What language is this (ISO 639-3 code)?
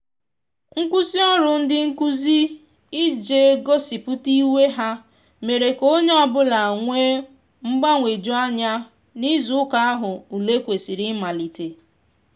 ibo